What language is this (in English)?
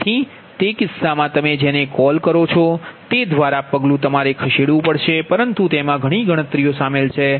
Gujarati